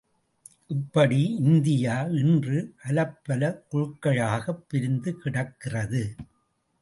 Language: Tamil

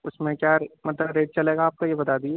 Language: Urdu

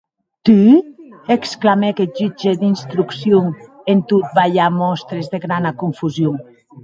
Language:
Occitan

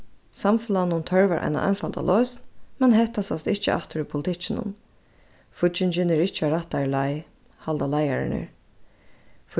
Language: Faroese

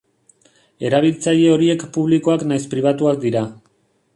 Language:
Basque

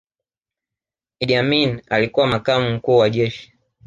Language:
Swahili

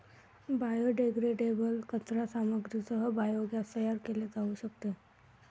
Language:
Marathi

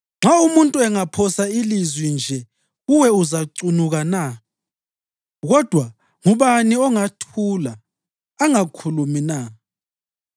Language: North Ndebele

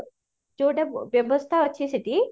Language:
Odia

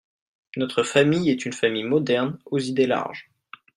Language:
French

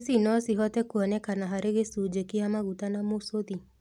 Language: Kikuyu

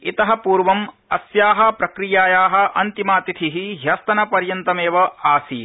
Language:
Sanskrit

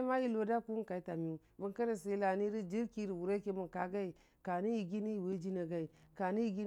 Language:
Dijim-Bwilim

